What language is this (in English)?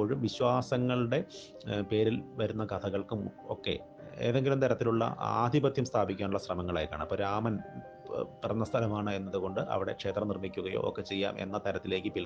Malayalam